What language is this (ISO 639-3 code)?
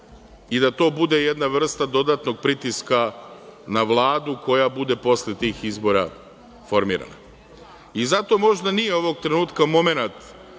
srp